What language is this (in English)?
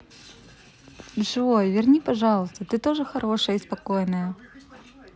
Russian